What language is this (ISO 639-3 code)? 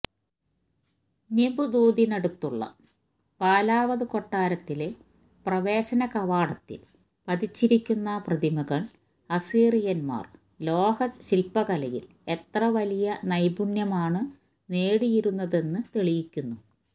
mal